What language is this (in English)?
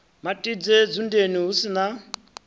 Venda